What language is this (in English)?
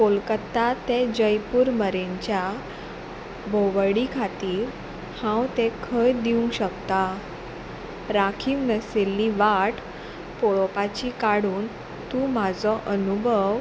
Konkani